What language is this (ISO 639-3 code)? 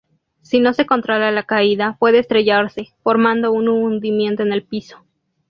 spa